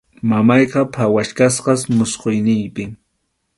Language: Arequipa-La Unión Quechua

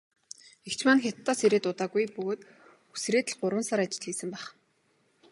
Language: Mongolian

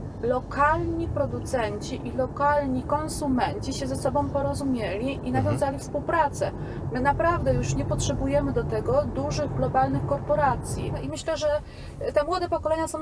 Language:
Polish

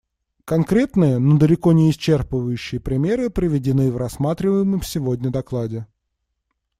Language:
Russian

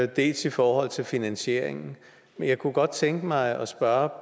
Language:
Danish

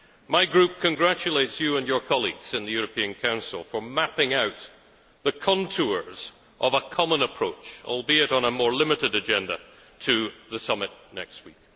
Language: English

